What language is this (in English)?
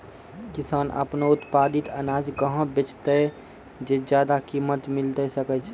Maithili